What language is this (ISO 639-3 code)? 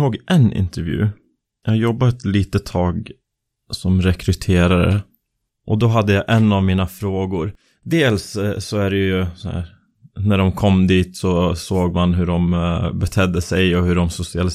swe